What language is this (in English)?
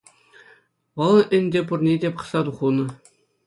Chuvash